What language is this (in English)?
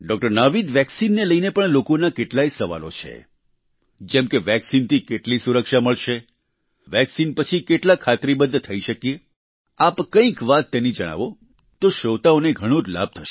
Gujarati